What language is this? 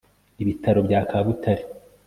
Kinyarwanda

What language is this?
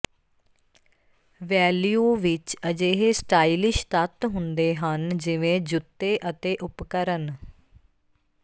Punjabi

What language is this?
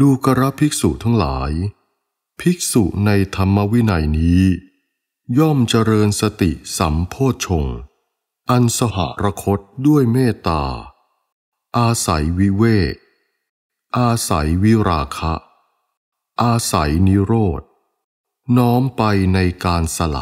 Thai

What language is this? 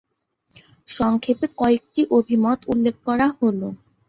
Bangla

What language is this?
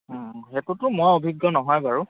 Assamese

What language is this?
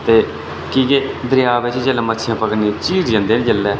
Dogri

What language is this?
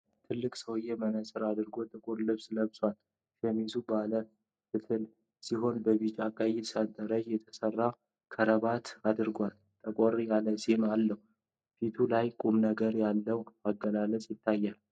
Amharic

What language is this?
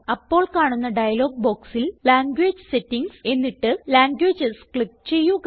Malayalam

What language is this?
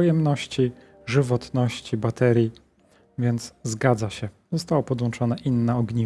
Polish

